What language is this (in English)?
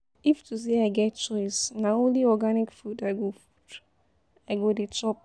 Nigerian Pidgin